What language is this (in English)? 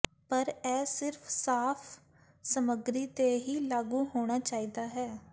Punjabi